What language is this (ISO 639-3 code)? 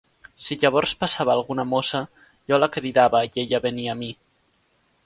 cat